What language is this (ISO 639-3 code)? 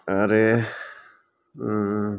brx